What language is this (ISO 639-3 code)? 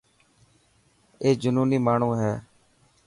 mki